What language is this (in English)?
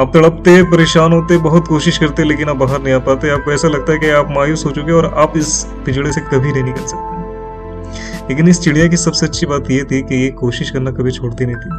Hindi